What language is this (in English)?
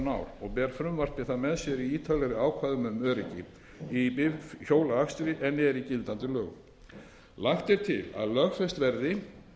Icelandic